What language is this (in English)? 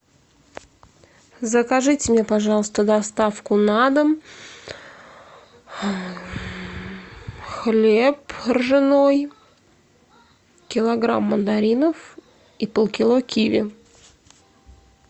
Russian